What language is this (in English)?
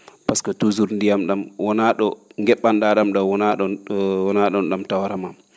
Fula